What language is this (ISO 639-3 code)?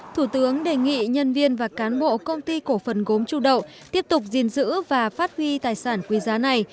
vie